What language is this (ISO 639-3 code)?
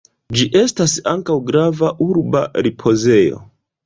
epo